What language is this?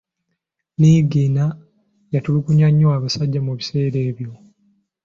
Ganda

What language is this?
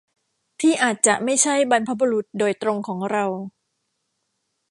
Thai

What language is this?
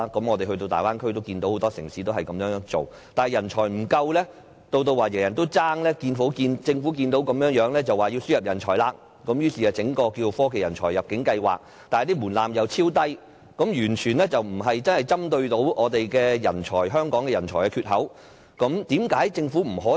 Cantonese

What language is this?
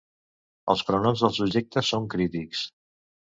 Catalan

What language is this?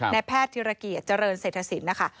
Thai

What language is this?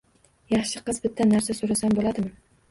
Uzbek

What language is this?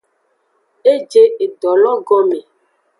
Aja (Benin)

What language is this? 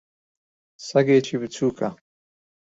Central Kurdish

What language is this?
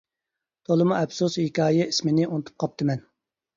Uyghur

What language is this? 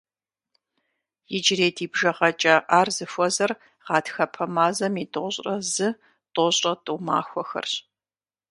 Kabardian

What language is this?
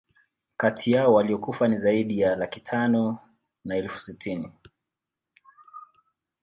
Swahili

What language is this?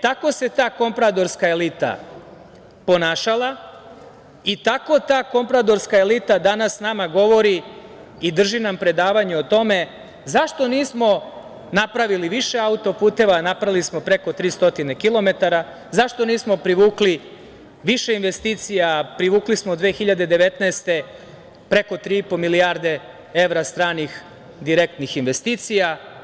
Serbian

